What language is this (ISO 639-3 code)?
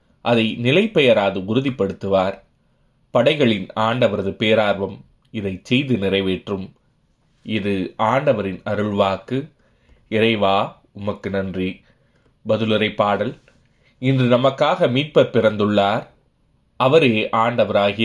tam